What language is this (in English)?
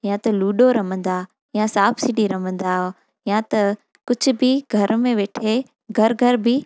Sindhi